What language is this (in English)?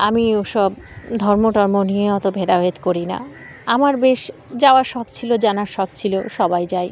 Bangla